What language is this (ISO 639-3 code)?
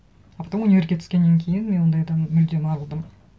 kaz